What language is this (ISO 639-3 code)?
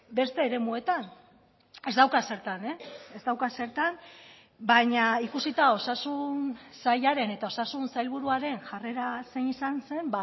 eus